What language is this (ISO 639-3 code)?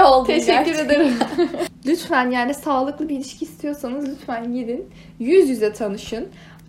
tur